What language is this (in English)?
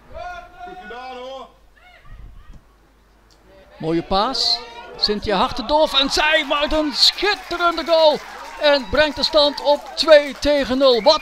Dutch